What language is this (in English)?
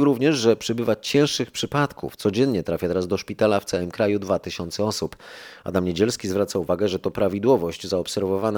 Polish